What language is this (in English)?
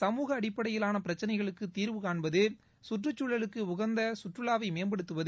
Tamil